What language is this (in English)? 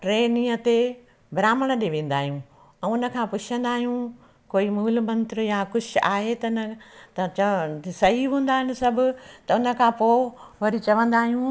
Sindhi